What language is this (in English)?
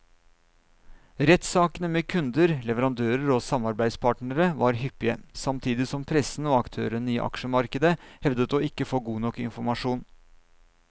Norwegian